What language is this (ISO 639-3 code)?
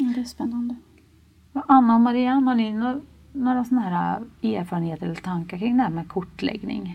swe